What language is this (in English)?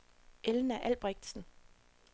Danish